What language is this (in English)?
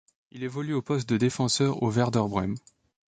French